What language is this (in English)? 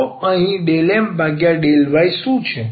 Gujarati